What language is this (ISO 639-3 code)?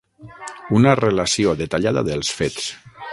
cat